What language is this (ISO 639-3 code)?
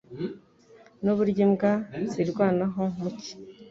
kin